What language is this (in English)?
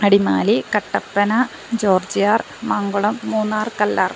Malayalam